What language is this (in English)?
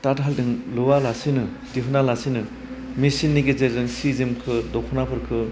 Bodo